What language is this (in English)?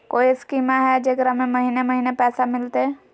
Magahi